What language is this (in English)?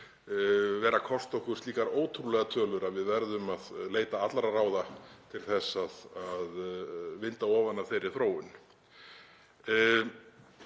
Icelandic